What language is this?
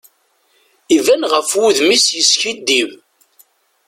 Kabyle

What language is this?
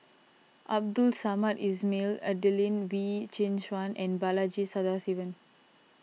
English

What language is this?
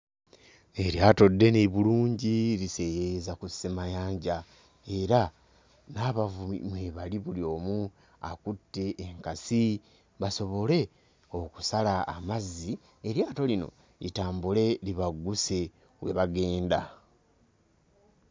Ganda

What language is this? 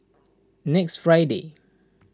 English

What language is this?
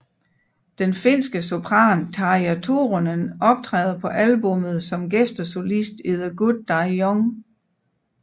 Danish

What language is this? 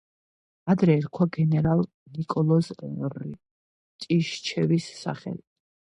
Georgian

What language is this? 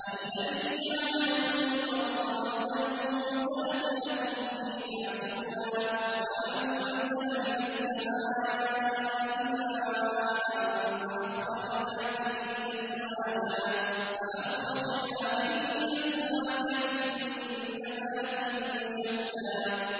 Arabic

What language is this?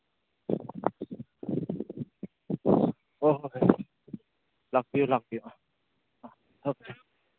Manipuri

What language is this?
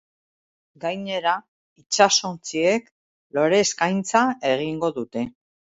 Basque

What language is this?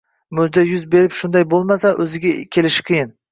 Uzbek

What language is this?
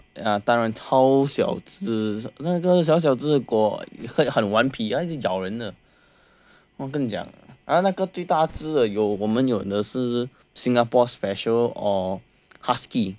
English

